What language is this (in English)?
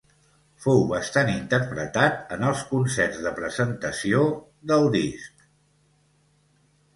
Catalan